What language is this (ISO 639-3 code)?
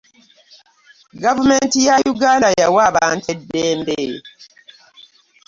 lug